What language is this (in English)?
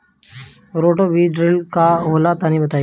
Bhojpuri